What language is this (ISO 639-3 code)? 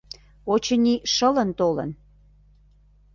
chm